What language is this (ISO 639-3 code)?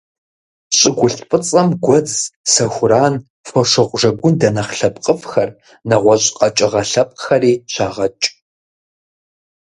kbd